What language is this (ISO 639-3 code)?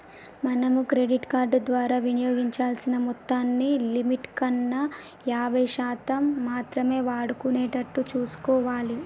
tel